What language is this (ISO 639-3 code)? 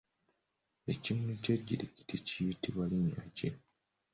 lug